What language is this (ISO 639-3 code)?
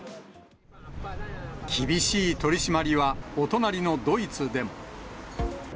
jpn